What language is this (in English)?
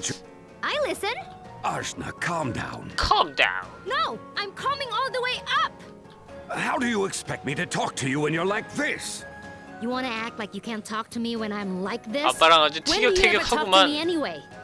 Korean